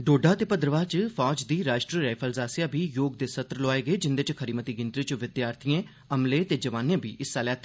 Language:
Dogri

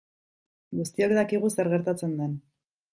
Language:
Basque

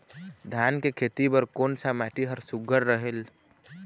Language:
Chhattisgarhi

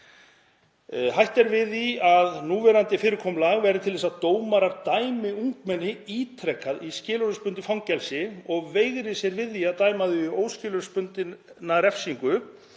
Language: Icelandic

